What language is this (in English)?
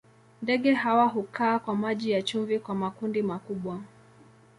Swahili